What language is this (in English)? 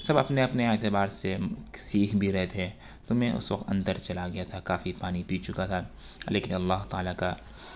Urdu